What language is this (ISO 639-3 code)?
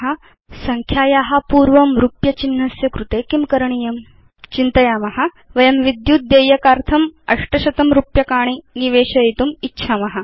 san